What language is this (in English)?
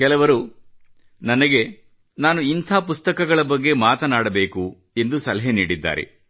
Kannada